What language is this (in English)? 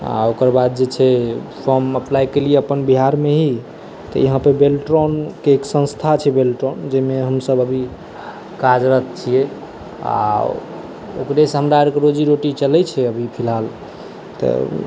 Maithili